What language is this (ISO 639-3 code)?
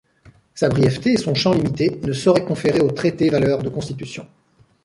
fra